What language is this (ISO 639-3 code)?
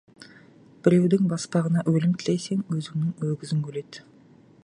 kaz